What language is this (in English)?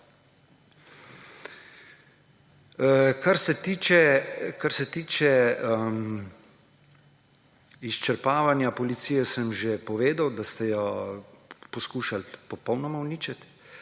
Slovenian